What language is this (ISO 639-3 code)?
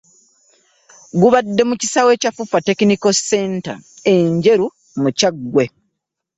lug